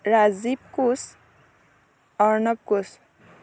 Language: Assamese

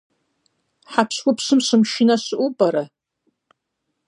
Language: Kabardian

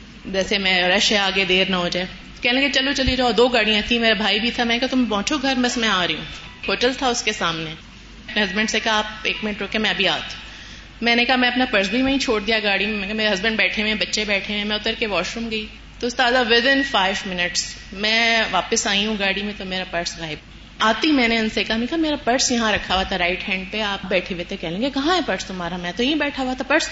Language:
Urdu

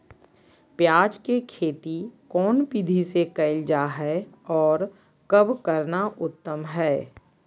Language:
Magahi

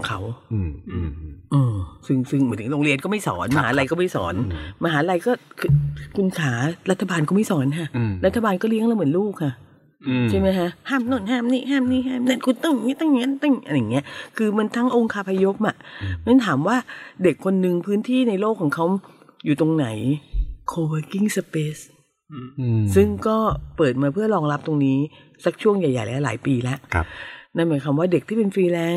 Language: Thai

